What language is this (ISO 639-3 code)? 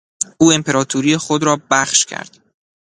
fas